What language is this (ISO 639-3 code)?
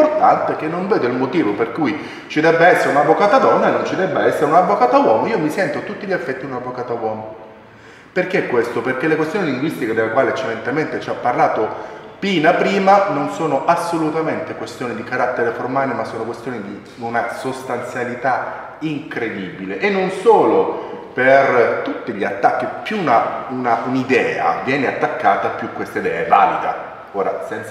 ita